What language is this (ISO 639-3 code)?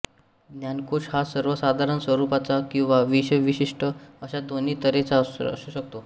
mar